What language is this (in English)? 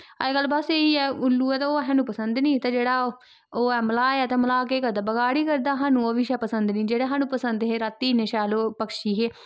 Dogri